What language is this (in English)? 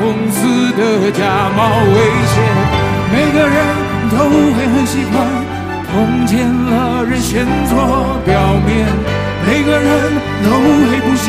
Chinese